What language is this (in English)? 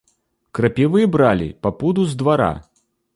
Belarusian